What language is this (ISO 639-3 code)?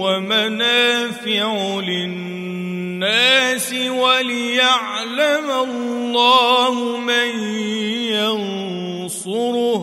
ara